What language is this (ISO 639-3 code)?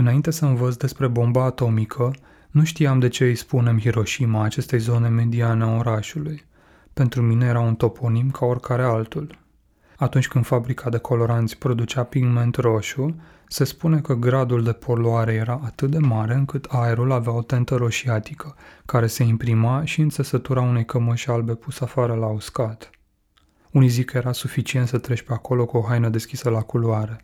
ron